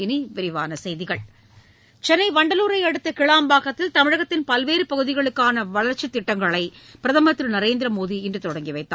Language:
Tamil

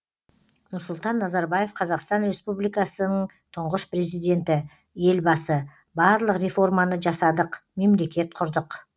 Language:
Kazakh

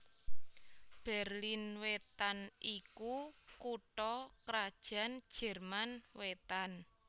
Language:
Javanese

